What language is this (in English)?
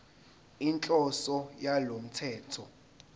Zulu